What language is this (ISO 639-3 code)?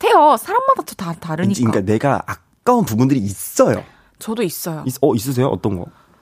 kor